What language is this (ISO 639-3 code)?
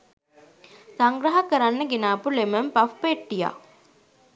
sin